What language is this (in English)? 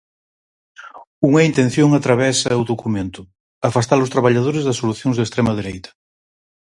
Galician